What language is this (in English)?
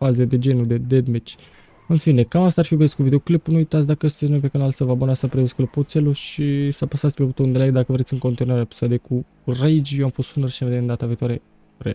Romanian